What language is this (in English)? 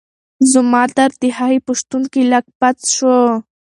Pashto